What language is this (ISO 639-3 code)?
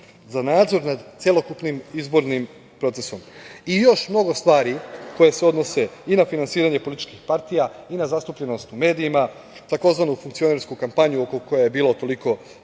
srp